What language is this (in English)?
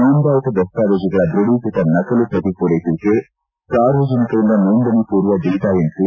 Kannada